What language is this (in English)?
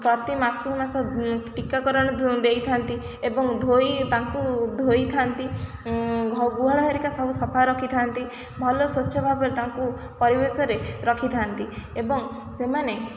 Odia